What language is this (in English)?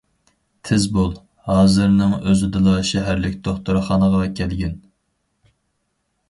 Uyghur